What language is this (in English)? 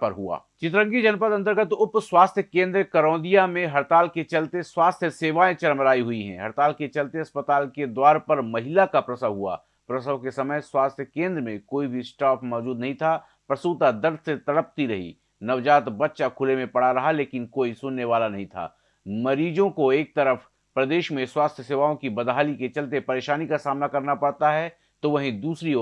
Hindi